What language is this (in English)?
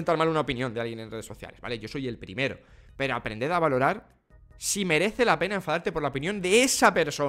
Spanish